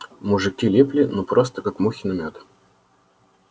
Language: Russian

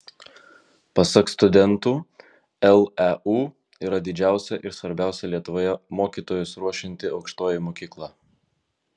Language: Lithuanian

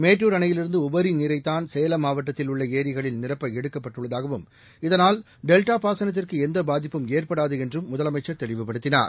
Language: Tamil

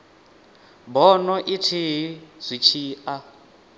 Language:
Venda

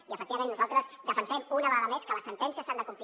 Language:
Catalan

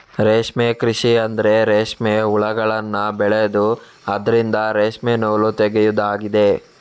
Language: Kannada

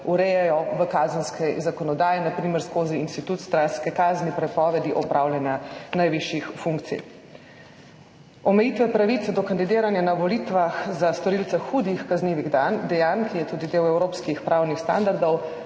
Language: Slovenian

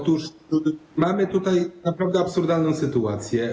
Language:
Polish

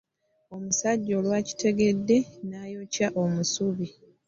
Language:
Ganda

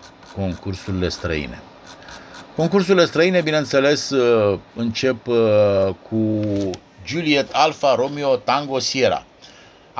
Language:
Romanian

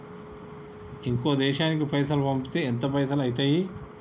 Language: Telugu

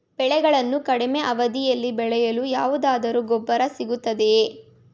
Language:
Kannada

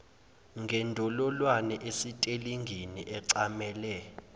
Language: Zulu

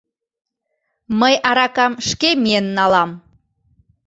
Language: Mari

